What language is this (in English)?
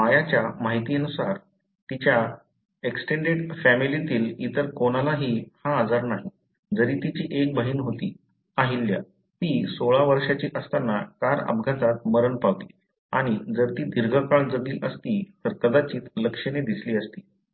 Marathi